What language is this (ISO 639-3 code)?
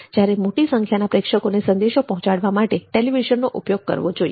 guj